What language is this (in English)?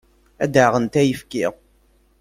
Kabyle